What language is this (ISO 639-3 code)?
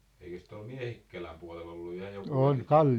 fin